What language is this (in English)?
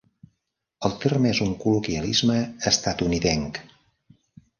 Catalan